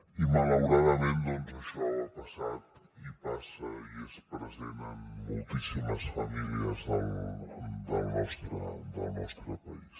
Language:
Catalan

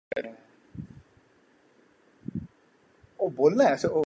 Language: Urdu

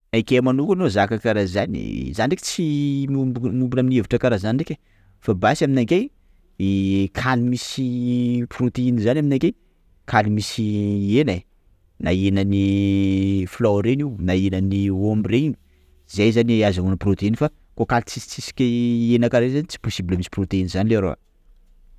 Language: Sakalava Malagasy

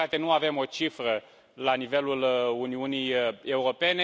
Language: Romanian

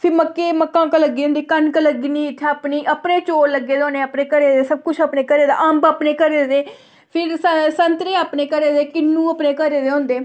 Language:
Dogri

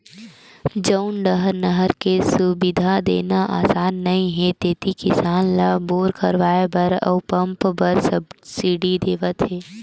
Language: Chhattisgarhi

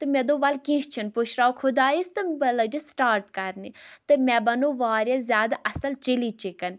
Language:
Kashmiri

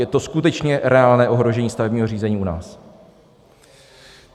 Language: Czech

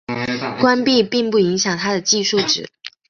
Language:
Chinese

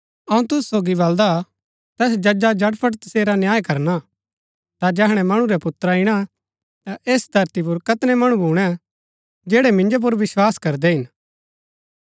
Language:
Gaddi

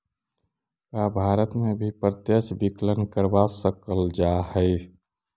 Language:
Magahi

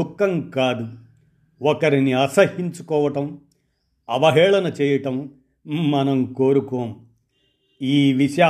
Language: Telugu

